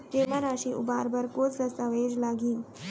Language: Chhattisgarhi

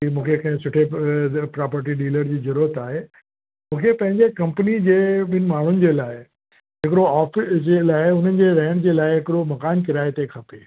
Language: Sindhi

